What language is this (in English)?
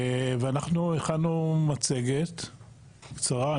Hebrew